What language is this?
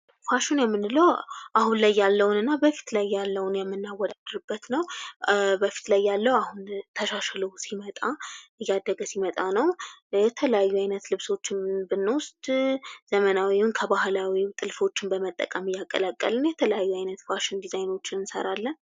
Amharic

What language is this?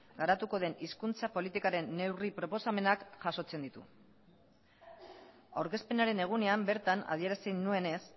Basque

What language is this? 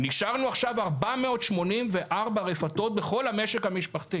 Hebrew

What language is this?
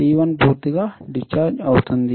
Telugu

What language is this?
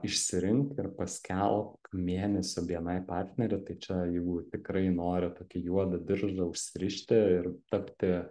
Lithuanian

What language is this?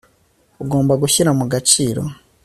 Kinyarwanda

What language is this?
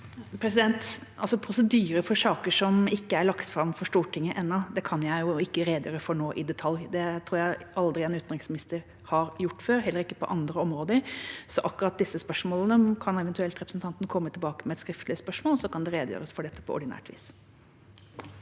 Norwegian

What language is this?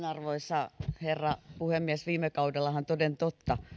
Finnish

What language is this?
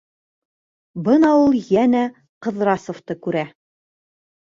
Bashkir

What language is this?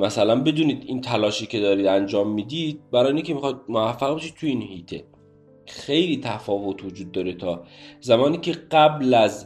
Persian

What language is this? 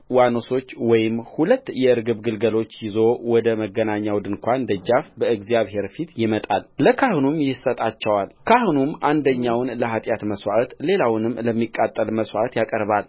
Amharic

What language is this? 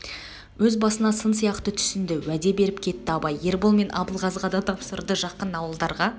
Kazakh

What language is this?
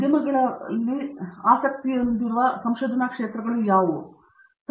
Kannada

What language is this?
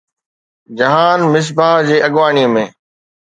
Sindhi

